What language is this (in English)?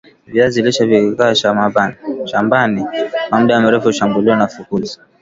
Swahili